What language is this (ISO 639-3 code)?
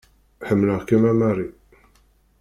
kab